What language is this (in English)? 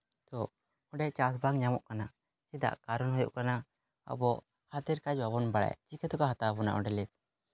Santali